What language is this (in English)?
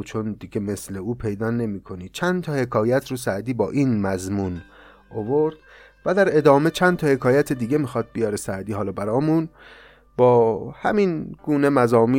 Persian